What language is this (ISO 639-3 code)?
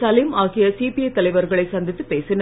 tam